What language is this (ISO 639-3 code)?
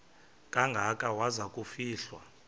xho